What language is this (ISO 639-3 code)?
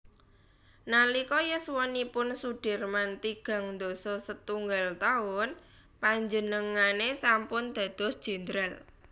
jav